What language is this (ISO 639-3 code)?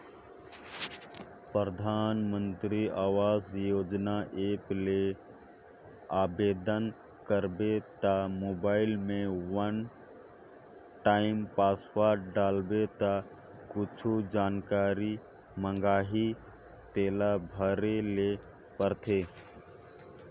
hne